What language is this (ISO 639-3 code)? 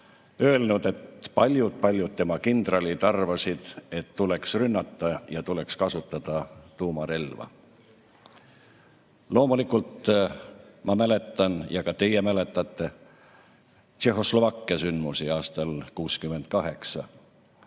est